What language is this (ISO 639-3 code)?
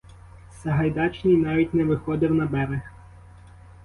ukr